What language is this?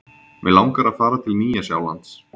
Icelandic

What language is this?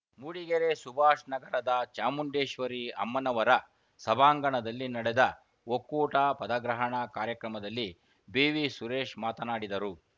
Kannada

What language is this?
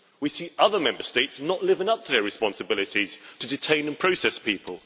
English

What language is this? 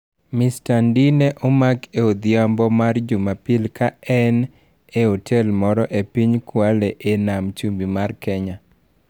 Luo (Kenya and Tanzania)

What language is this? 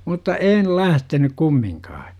Finnish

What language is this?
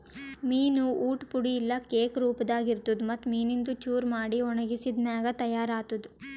Kannada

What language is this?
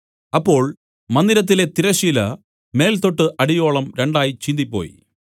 Malayalam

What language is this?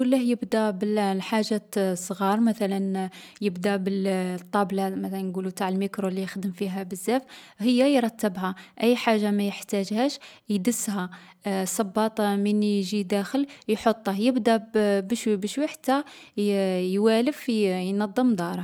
Algerian Arabic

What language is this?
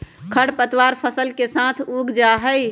Magahi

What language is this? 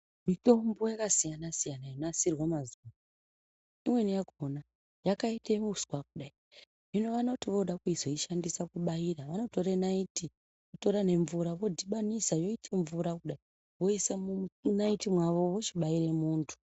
Ndau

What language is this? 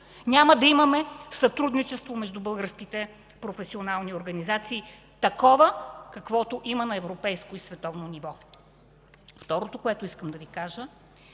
Bulgarian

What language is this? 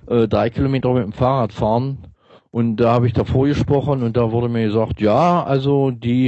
German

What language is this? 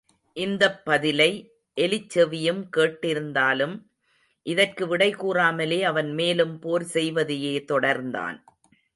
Tamil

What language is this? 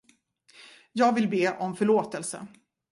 Swedish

